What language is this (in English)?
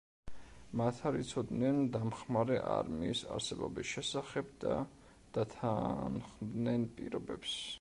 Georgian